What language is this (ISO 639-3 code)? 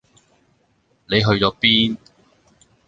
yue